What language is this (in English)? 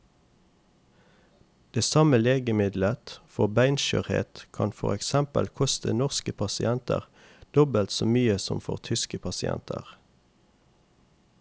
Norwegian